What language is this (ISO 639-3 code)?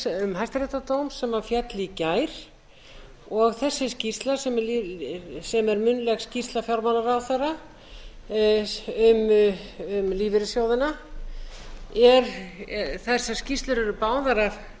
isl